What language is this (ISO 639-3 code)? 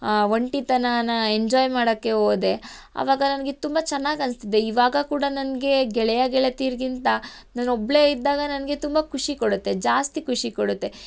kan